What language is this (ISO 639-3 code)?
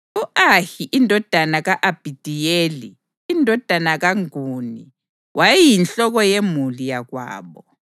nde